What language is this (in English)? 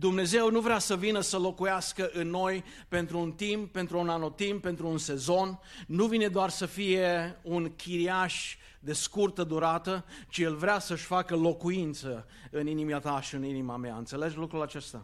Romanian